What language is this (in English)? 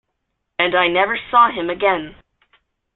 English